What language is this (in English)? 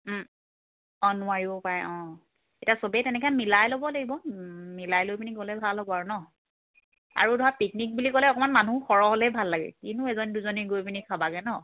Assamese